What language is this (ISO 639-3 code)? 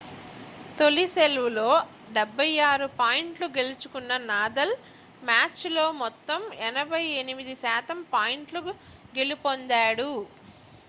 tel